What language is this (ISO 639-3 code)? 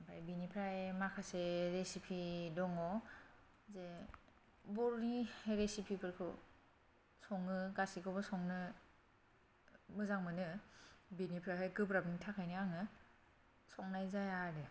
brx